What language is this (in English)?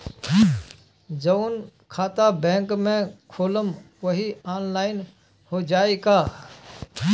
Bhojpuri